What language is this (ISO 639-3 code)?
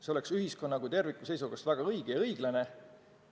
est